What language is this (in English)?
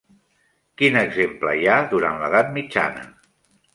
Catalan